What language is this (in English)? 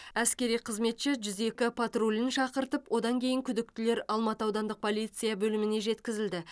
Kazakh